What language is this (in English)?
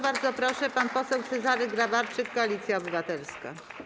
Polish